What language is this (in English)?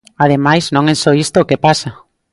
Galician